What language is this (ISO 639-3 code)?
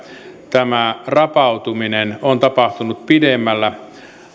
fin